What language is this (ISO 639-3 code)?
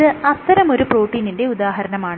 mal